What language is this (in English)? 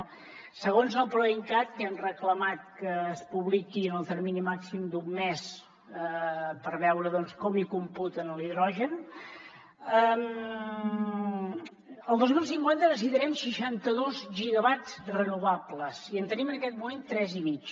Catalan